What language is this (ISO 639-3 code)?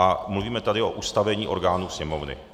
ces